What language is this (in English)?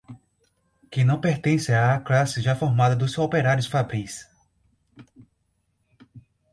Portuguese